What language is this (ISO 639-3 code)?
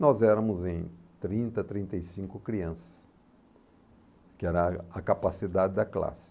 por